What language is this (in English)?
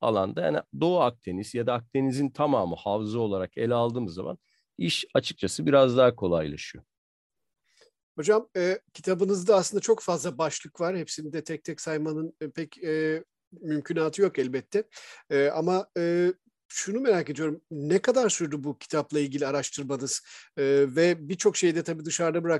Turkish